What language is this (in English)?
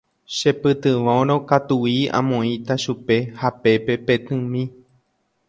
Guarani